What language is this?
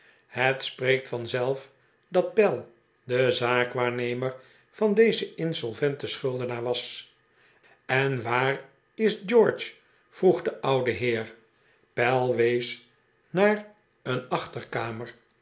Dutch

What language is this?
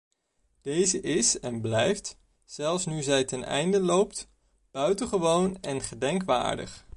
Dutch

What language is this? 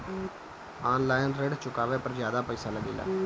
Bhojpuri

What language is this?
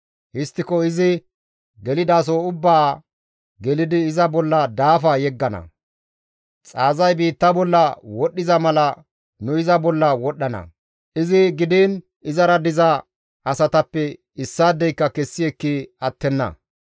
Gamo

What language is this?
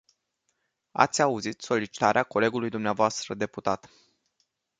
Romanian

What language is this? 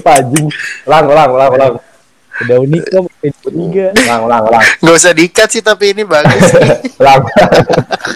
Indonesian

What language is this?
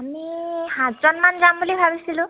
Assamese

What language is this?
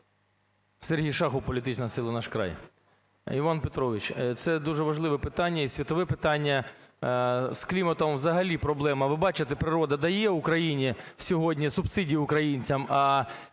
Ukrainian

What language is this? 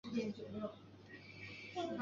Chinese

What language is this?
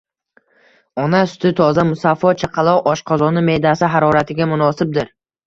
Uzbek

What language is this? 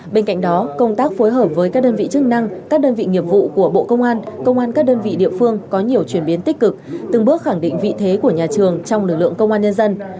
Vietnamese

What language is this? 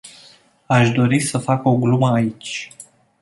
Romanian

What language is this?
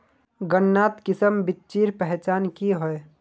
Magahi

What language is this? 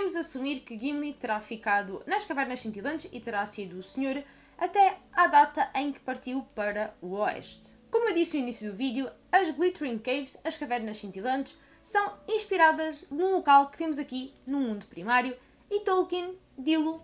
Portuguese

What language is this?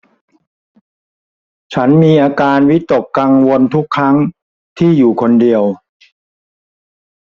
Thai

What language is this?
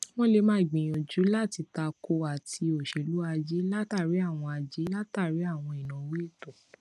Yoruba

